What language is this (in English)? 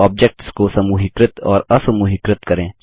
Hindi